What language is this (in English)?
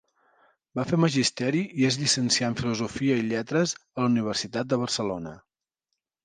Catalan